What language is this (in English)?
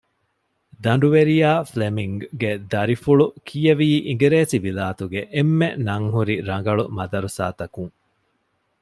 Divehi